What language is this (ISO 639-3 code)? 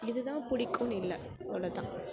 tam